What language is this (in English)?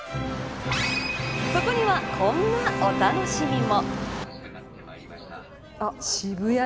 Japanese